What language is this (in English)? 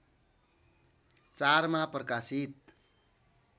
Nepali